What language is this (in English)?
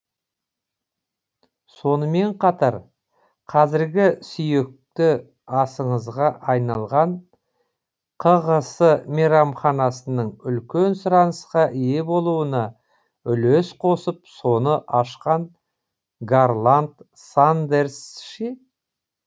Kazakh